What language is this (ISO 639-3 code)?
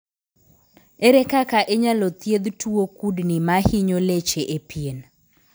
luo